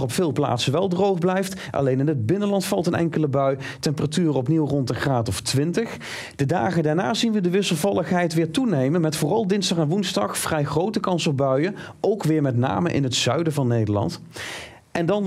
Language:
Dutch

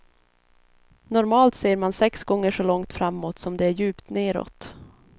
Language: Swedish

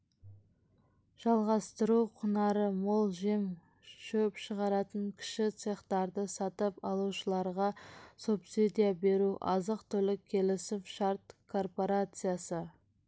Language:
Kazakh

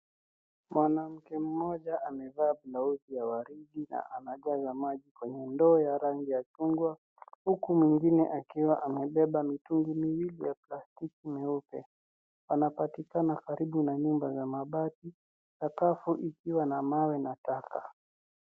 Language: Swahili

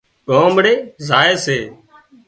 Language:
Wadiyara Koli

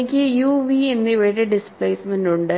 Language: Malayalam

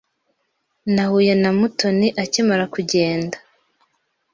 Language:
Kinyarwanda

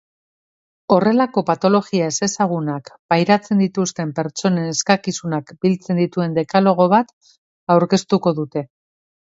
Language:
Basque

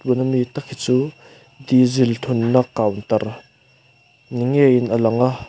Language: Mizo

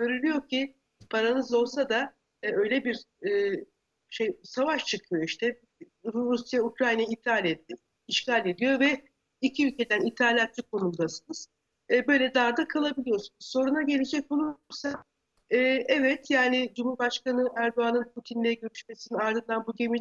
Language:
Turkish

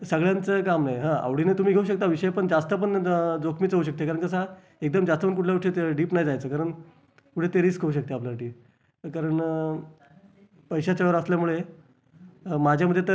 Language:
Marathi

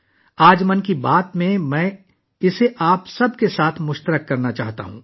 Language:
Urdu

